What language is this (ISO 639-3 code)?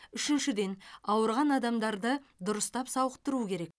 kaz